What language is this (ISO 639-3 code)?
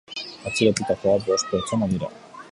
eus